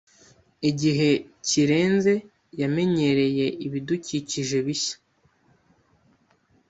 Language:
Kinyarwanda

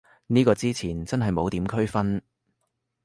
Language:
Cantonese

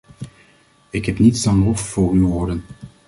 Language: Dutch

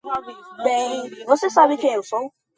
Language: Portuguese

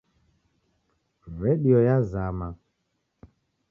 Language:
Taita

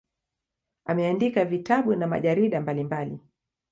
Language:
Swahili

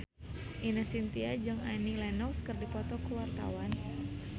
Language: Sundanese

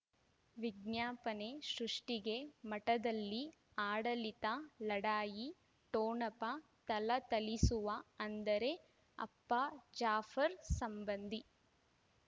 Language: Kannada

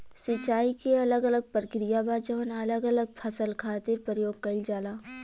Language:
Bhojpuri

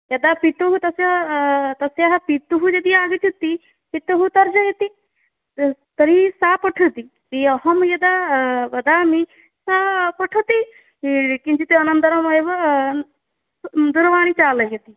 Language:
Sanskrit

